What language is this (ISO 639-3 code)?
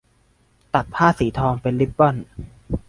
tha